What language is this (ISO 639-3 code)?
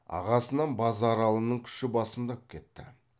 kaz